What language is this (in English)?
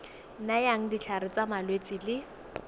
Tswana